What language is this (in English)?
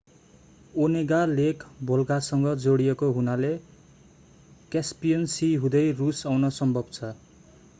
Nepali